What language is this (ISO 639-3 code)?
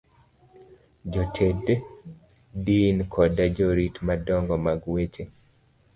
luo